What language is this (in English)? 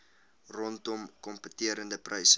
Afrikaans